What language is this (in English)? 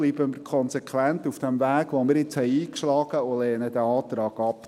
Swiss German